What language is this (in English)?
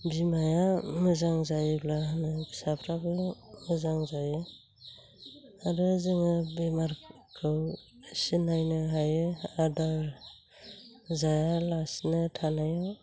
Bodo